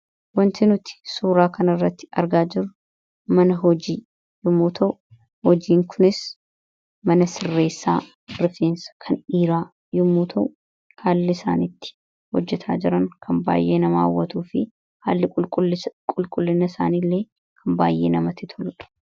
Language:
Oromo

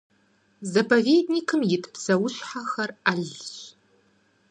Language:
Kabardian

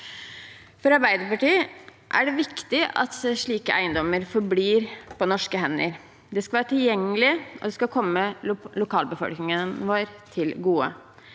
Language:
Norwegian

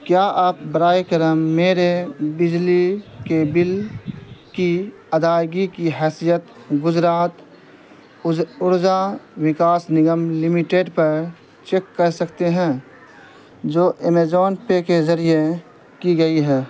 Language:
Urdu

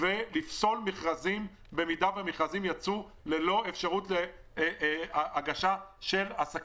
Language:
Hebrew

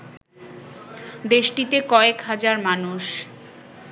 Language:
Bangla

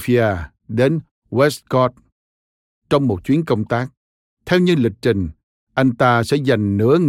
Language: Vietnamese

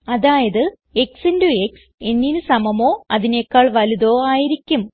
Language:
Malayalam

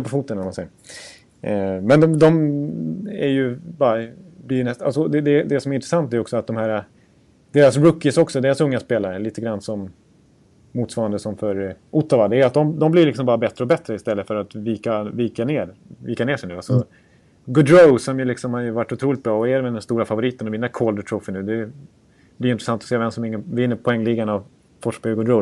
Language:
Swedish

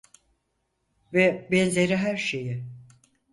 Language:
Turkish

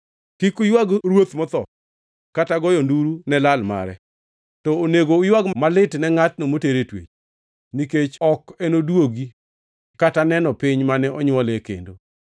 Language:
Luo (Kenya and Tanzania)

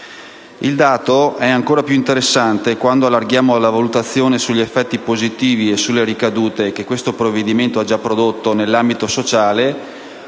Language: Italian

